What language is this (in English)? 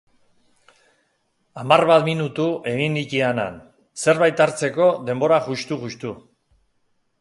Basque